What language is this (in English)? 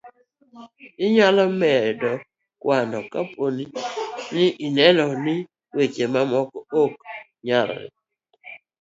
Luo (Kenya and Tanzania)